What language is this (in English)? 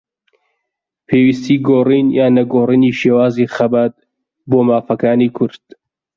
Central Kurdish